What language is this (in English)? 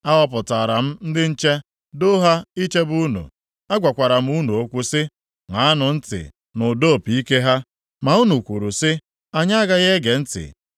Igbo